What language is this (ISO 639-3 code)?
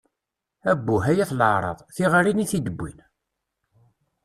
kab